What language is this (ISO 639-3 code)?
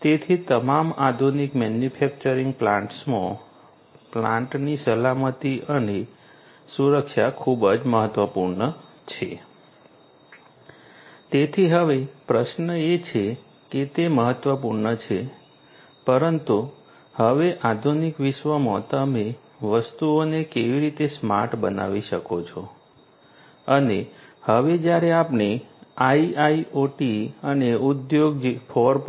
guj